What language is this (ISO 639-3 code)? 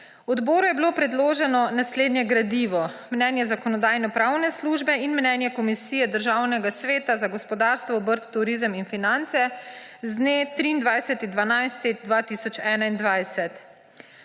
slv